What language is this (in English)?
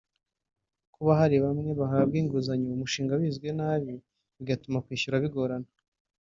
Kinyarwanda